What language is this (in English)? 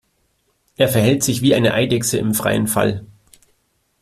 German